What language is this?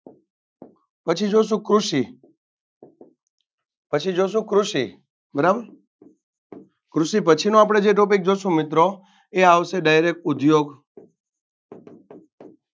Gujarati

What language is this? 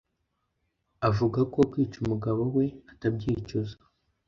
Kinyarwanda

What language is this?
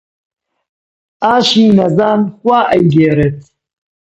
Central Kurdish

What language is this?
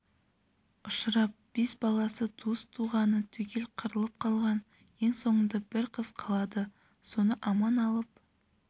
Kazakh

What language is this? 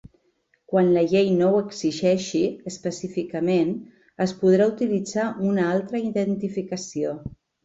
Catalan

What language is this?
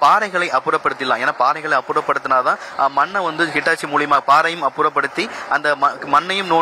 Tamil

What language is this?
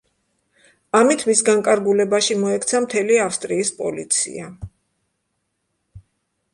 Georgian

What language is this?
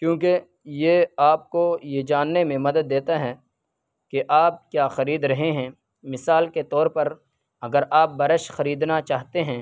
Urdu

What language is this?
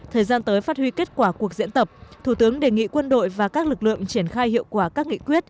Vietnamese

